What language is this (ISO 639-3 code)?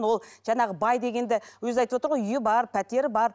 kaz